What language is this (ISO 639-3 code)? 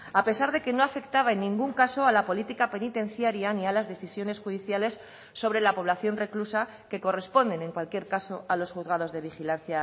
spa